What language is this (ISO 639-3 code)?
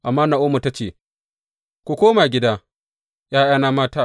hau